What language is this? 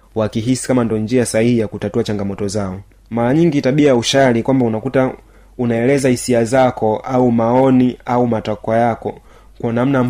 Swahili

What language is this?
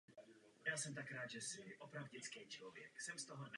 Czech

